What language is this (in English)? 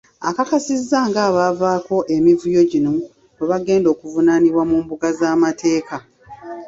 Ganda